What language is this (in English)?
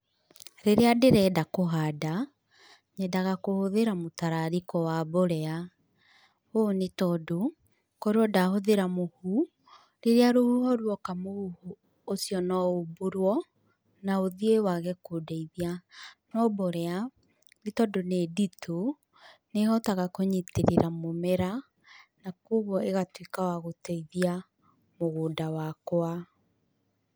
Kikuyu